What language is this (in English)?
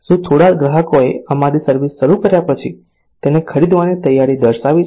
Gujarati